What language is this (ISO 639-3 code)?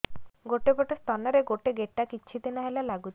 ori